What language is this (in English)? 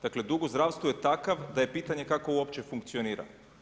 Croatian